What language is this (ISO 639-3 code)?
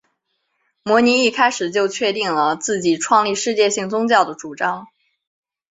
zho